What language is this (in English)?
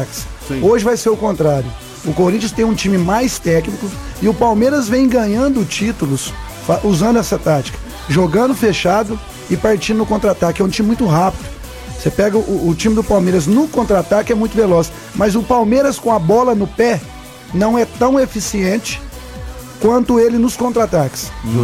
Portuguese